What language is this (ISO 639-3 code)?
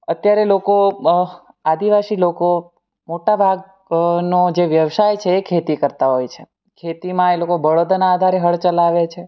guj